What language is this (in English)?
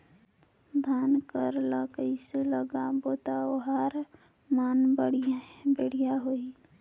Chhattisgarhi